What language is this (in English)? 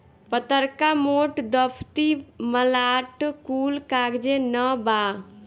Bhojpuri